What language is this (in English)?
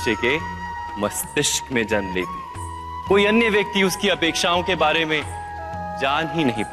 Hindi